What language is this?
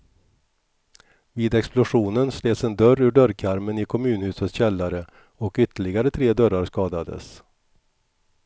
Swedish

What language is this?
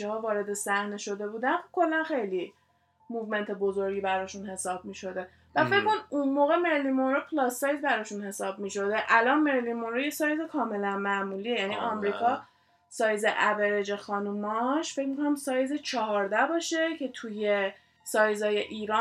Persian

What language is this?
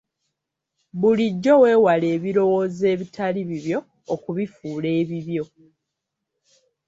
Ganda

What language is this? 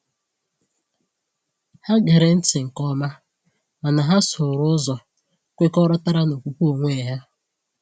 Igbo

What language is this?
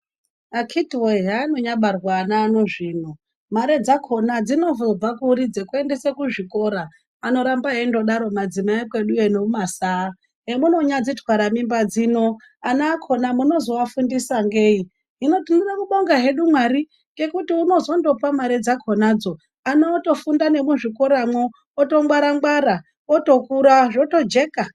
Ndau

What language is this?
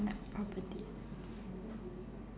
English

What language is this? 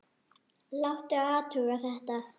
Icelandic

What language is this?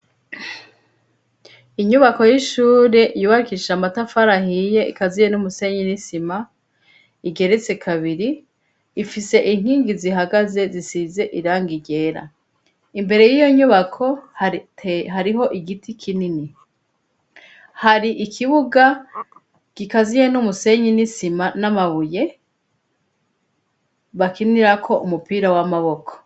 Rundi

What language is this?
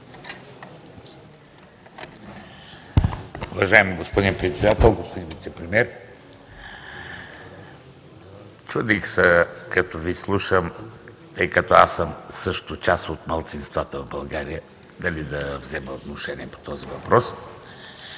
Bulgarian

